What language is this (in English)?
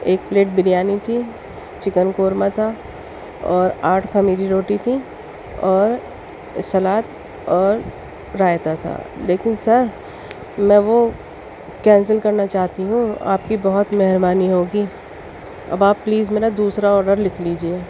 Urdu